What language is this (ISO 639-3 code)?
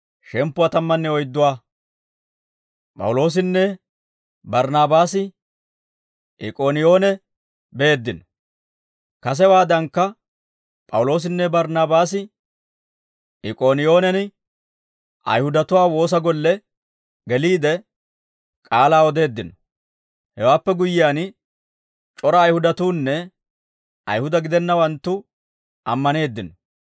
dwr